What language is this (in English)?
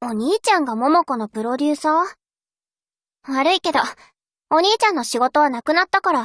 Japanese